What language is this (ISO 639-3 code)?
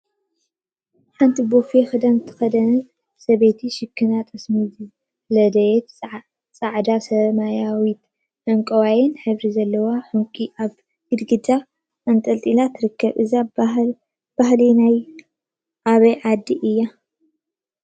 tir